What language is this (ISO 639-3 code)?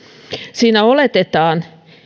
fin